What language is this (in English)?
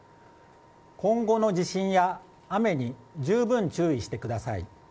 Japanese